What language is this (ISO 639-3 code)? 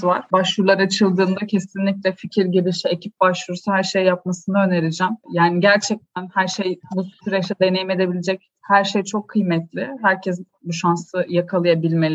tur